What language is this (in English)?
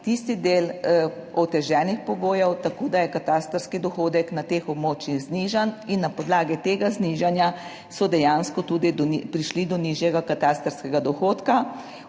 Slovenian